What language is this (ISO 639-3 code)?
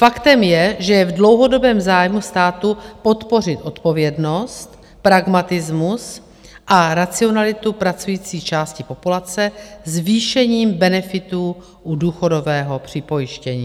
ces